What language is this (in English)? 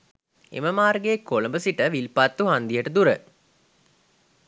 Sinhala